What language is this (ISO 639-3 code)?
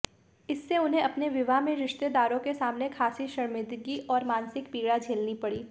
hin